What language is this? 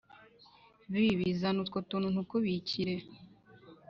Kinyarwanda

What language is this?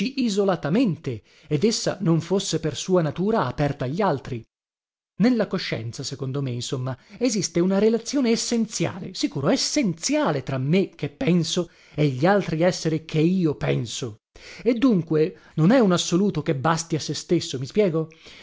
Italian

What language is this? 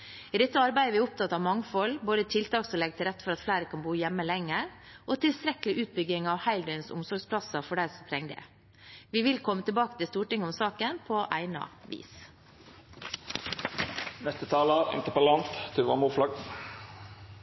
Norwegian Bokmål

